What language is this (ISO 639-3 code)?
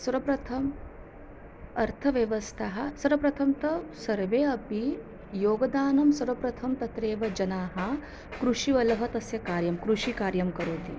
san